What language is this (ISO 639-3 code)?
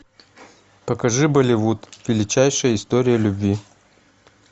rus